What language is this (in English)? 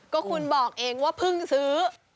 Thai